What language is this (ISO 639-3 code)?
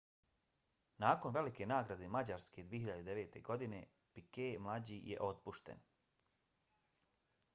bos